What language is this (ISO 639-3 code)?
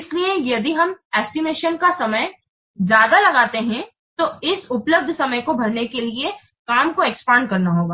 hin